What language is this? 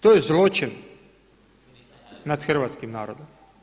Croatian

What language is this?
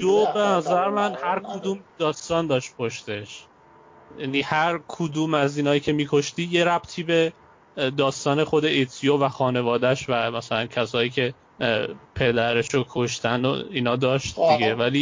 Persian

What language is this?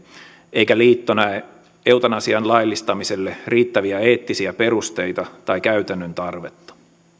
Finnish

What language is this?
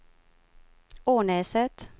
Swedish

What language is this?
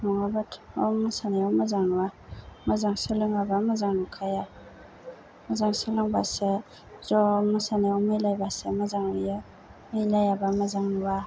Bodo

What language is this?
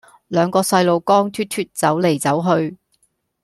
Cantonese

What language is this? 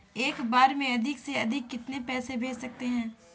Hindi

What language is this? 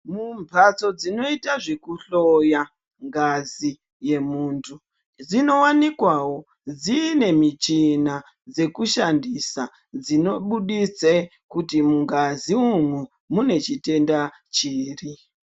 Ndau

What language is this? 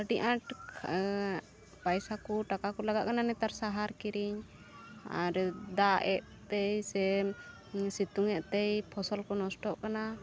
Santali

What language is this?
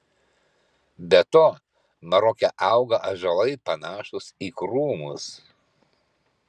Lithuanian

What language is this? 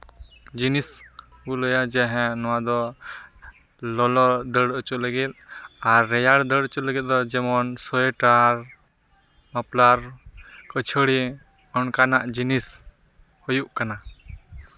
Santali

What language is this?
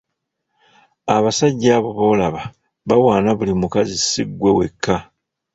Ganda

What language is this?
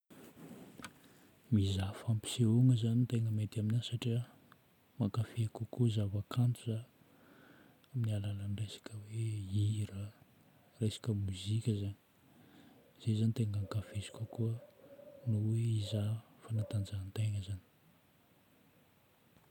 Northern Betsimisaraka Malagasy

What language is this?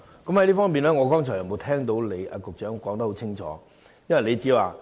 Cantonese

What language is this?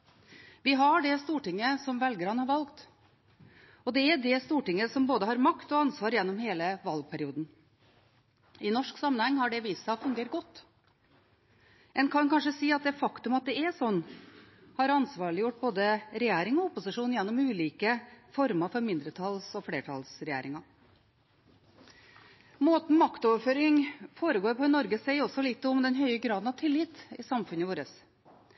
Norwegian Bokmål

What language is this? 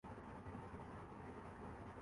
Urdu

